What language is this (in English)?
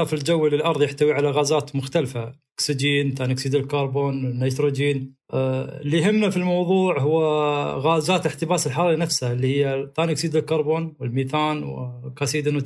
Arabic